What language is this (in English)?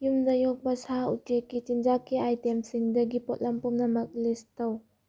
Manipuri